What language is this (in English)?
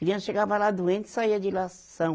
Portuguese